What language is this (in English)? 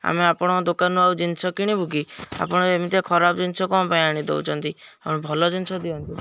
Odia